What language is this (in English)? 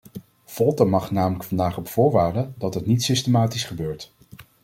Dutch